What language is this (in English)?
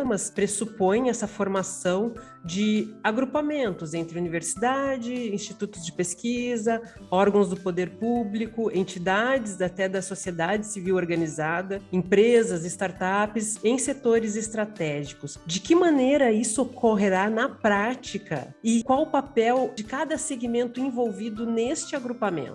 Portuguese